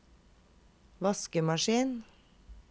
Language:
Norwegian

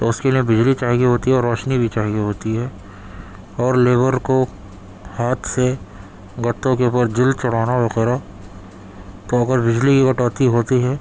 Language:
Urdu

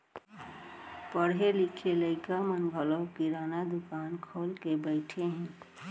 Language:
Chhattisgarhi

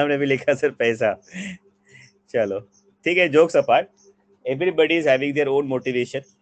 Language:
Hindi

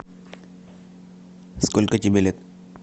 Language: Russian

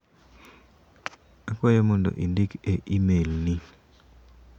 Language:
Luo (Kenya and Tanzania)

